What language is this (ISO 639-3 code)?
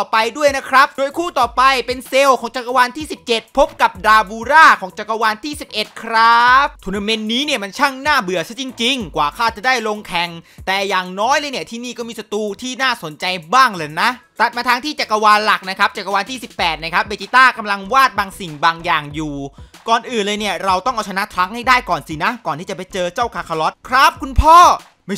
tha